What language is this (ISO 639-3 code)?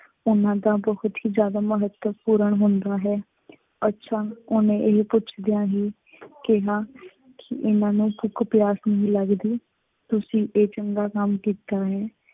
pan